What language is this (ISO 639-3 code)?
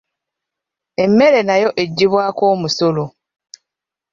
lug